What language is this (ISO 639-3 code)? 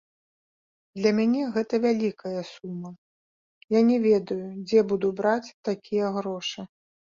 bel